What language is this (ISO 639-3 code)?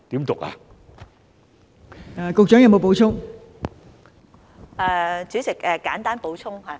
yue